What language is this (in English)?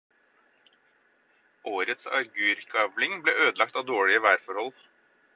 Norwegian Bokmål